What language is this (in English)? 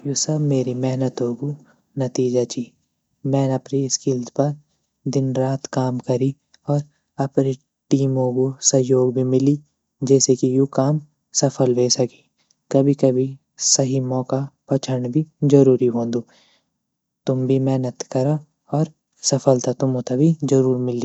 Garhwali